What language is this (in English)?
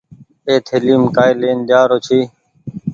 Goaria